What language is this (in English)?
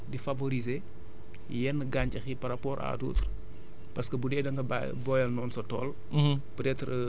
Wolof